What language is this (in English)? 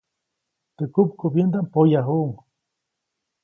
Copainalá Zoque